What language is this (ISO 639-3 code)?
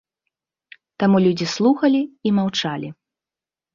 bel